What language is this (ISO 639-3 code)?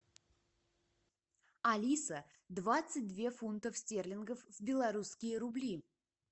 rus